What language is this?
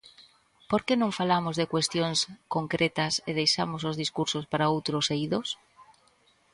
Galician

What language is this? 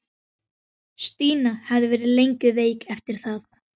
Icelandic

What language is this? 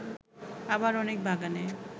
Bangla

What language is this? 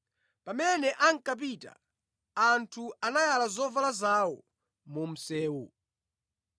Nyanja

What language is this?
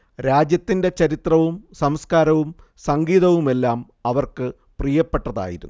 Malayalam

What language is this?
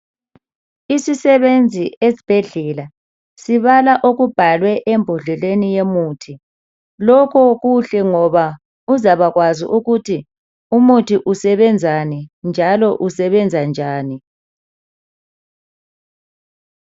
North Ndebele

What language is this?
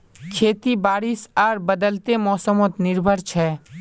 Magahi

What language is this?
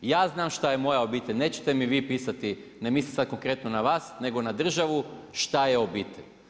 Croatian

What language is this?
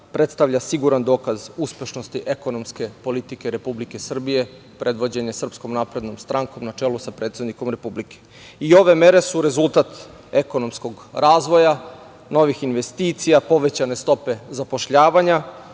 Serbian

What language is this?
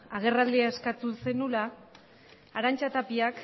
Basque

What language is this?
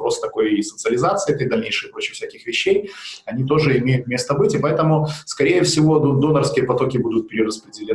Russian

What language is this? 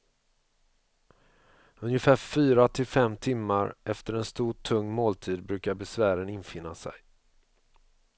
Swedish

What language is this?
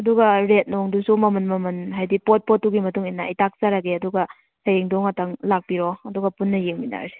Manipuri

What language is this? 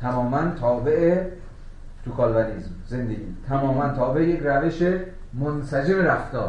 Persian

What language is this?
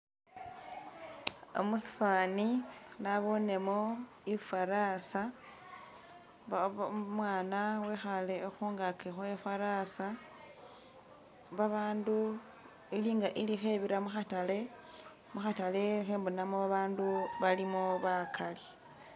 Masaaba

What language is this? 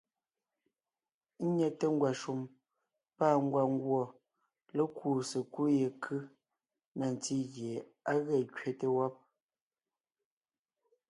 Ngiemboon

